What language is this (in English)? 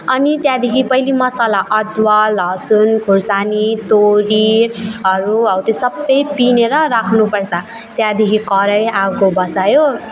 Nepali